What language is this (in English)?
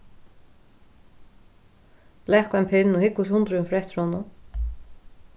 Faroese